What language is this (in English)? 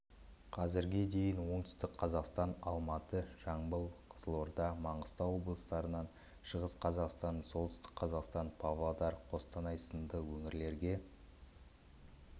Kazakh